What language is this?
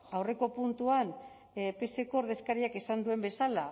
Basque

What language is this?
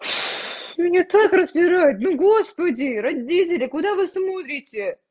Russian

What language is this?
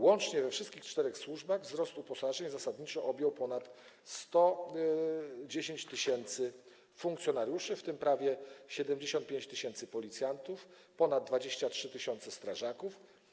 Polish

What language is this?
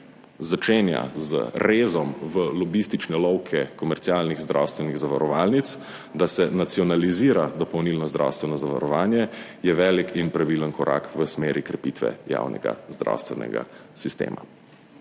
Slovenian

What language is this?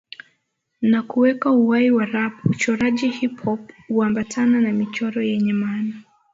Swahili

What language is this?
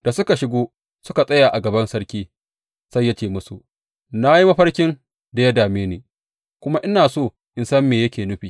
Hausa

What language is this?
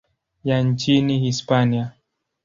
Swahili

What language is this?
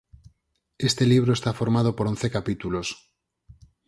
Galician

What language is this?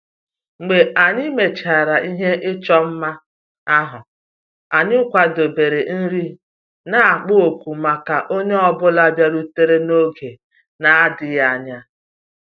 Igbo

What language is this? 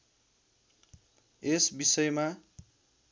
Nepali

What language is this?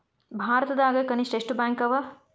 Kannada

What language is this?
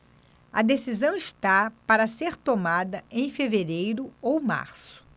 Portuguese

